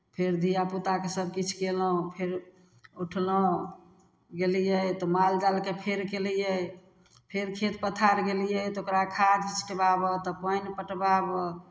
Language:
Maithili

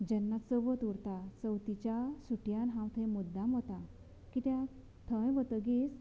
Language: Konkani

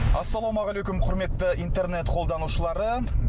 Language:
Kazakh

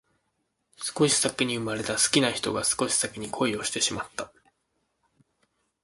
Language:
Japanese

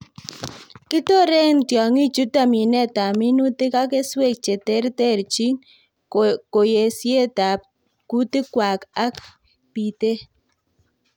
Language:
Kalenjin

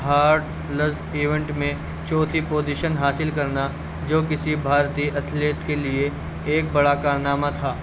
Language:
Urdu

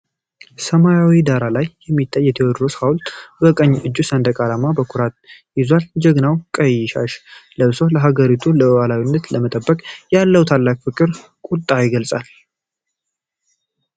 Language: Amharic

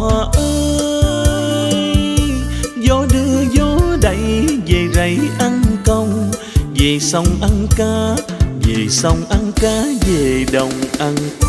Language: Vietnamese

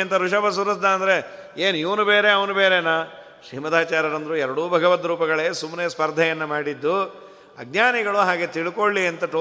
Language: Kannada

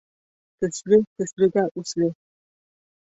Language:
Bashkir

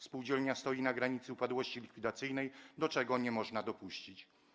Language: Polish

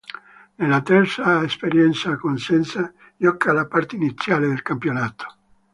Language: Italian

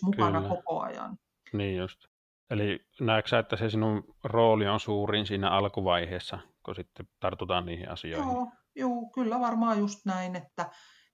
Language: Finnish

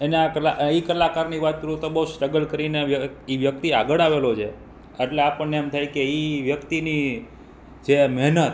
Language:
Gujarati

